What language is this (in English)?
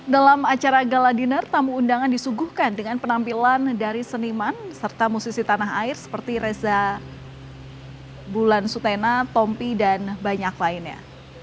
Indonesian